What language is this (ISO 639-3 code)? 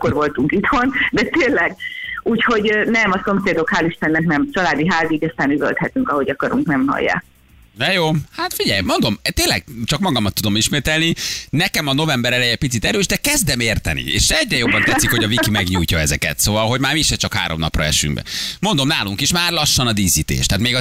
hun